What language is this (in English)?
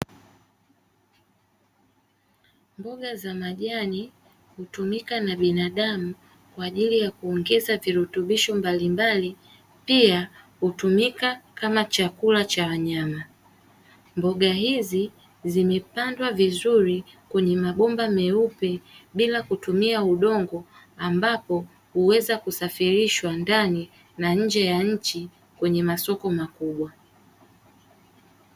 Swahili